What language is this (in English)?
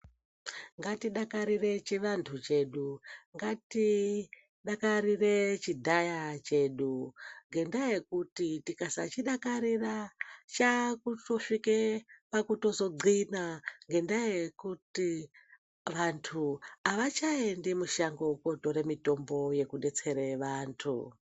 Ndau